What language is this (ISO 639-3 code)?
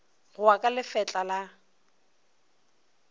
nso